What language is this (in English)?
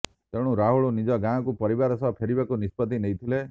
Odia